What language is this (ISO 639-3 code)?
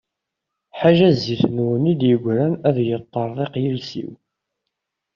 kab